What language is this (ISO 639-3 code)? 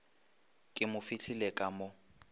nso